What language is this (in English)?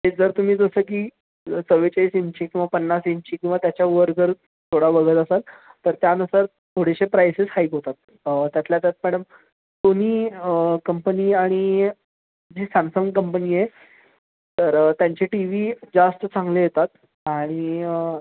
Marathi